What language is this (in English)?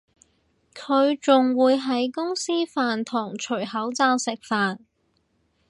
Cantonese